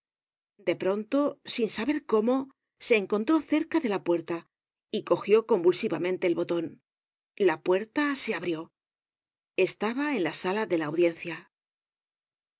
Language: Spanish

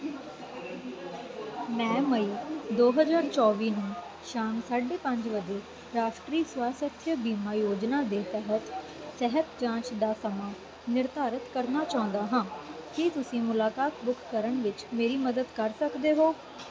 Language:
Punjabi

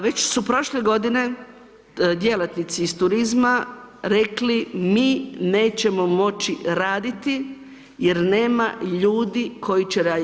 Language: Croatian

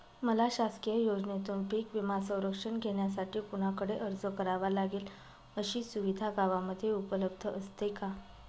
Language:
Marathi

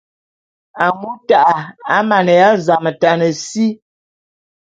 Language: Bulu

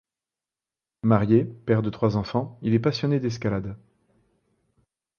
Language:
French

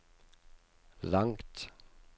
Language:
Norwegian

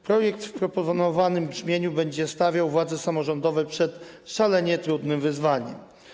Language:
Polish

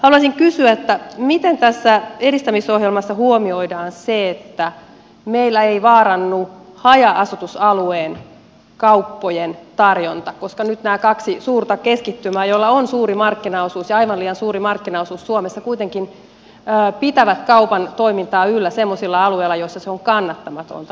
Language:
Finnish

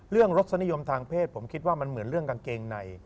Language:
Thai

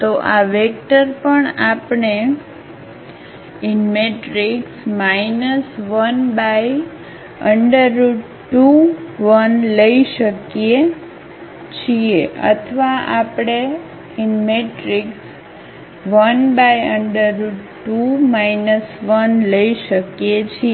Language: Gujarati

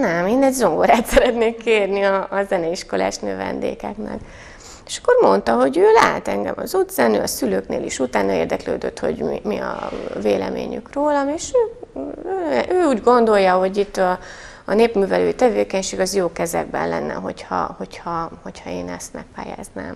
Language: Hungarian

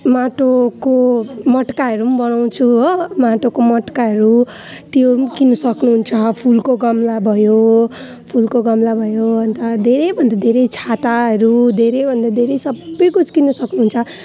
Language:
Nepali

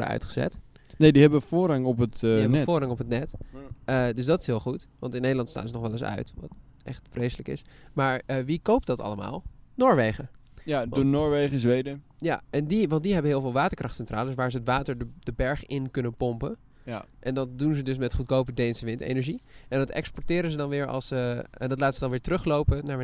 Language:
Dutch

